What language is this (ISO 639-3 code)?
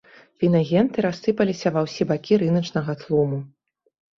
bel